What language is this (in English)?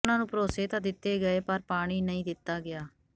Punjabi